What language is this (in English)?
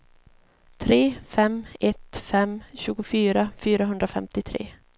Swedish